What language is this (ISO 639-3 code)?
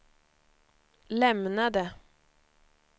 swe